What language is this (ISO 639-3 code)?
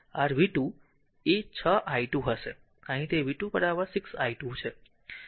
guj